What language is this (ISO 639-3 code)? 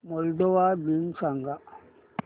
mar